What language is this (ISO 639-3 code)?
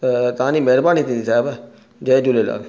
snd